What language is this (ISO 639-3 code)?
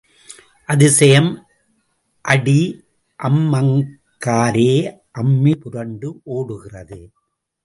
tam